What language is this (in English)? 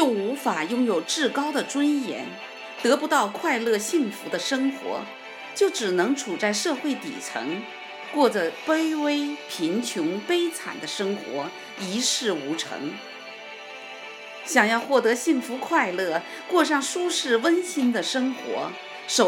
Chinese